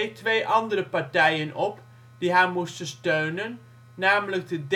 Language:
Dutch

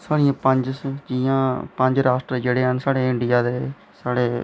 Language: Dogri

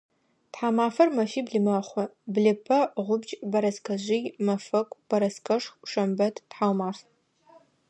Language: Adyghe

